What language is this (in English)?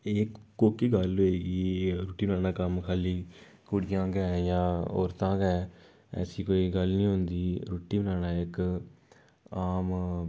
Dogri